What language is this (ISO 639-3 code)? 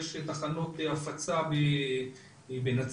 heb